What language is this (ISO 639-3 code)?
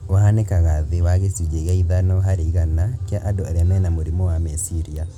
kik